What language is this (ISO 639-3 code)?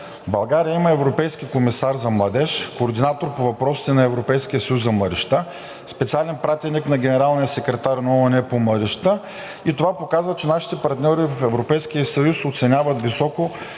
bul